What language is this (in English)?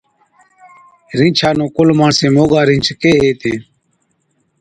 Od